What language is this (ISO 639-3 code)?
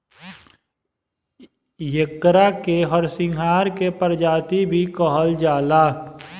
bho